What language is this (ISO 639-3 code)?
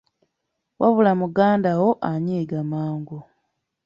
lug